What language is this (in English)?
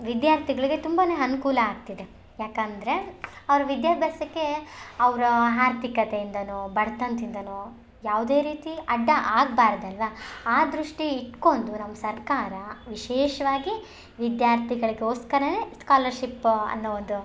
Kannada